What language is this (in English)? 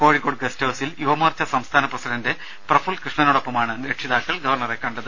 Malayalam